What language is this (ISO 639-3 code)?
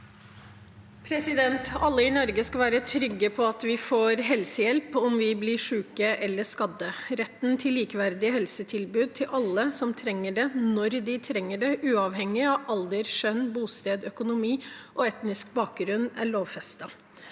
nor